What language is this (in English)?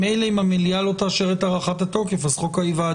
Hebrew